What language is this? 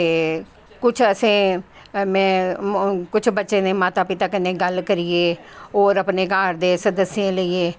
Dogri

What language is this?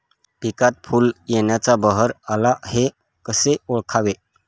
Marathi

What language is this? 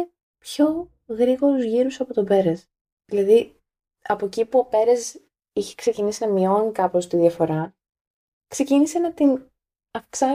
Greek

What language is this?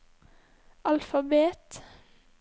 Norwegian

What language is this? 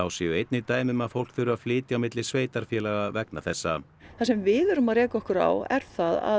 Icelandic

